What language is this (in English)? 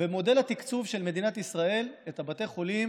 Hebrew